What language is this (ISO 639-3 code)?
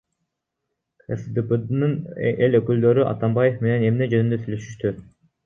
kir